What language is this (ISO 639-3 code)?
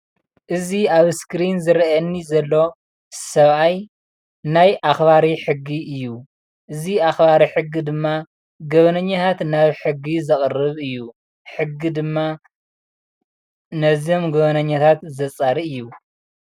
tir